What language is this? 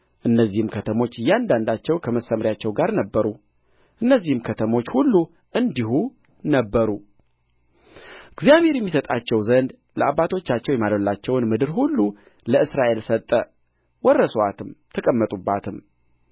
Amharic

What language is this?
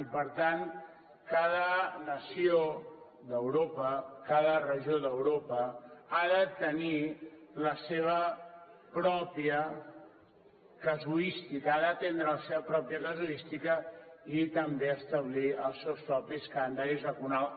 Catalan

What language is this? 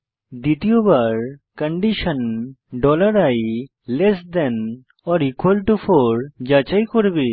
Bangla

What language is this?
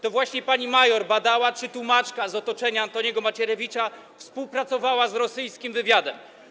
Polish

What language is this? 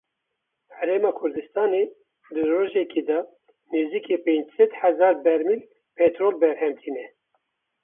Kurdish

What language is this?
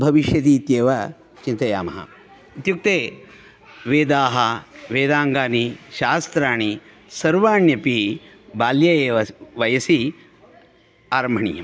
Sanskrit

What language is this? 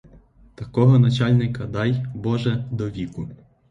Ukrainian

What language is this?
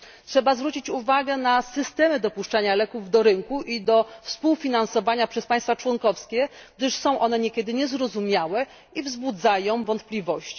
Polish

